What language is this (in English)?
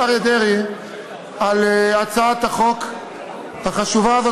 Hebrew